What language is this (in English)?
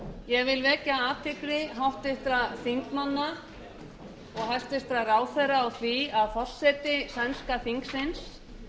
Icelandic